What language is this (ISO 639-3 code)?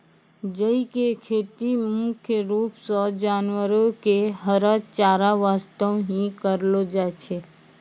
mai